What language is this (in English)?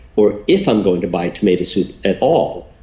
English